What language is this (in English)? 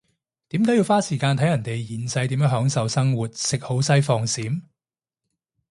Cantonese